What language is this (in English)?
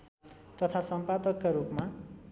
Nepali